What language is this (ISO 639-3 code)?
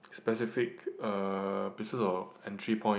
eng